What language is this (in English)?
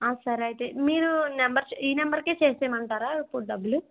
Telugu